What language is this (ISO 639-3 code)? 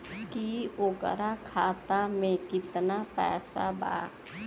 bho